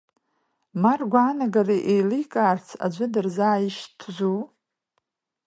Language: Abkhazian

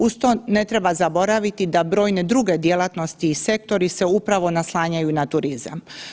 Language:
Croatian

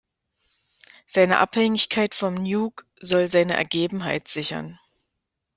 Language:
German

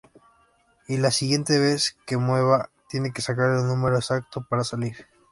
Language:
Spanish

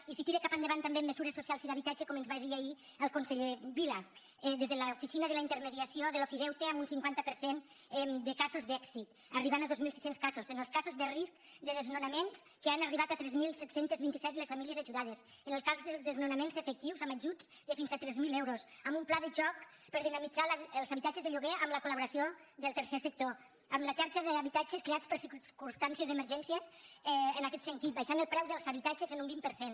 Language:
Catalan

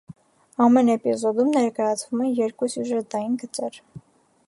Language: Armenian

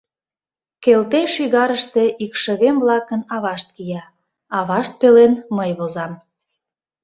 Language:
Mari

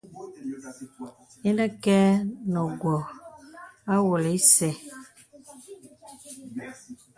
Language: Bebele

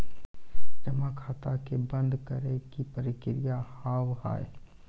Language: Maithili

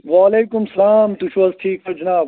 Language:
Kashmiri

